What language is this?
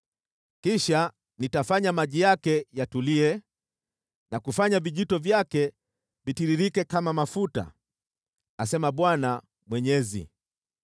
Swahili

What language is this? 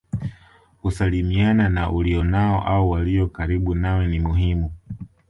Swahili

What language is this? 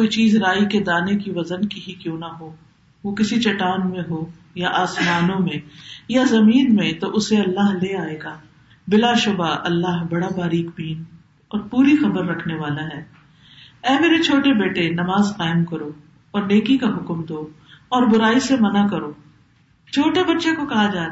Urdu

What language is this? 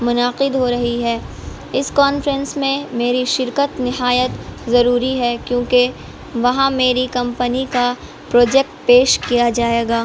Urdu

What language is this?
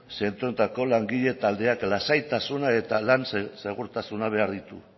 Basque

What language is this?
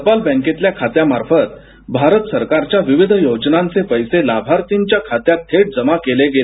Marathi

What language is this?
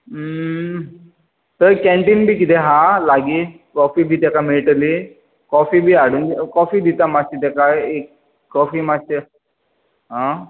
Konkani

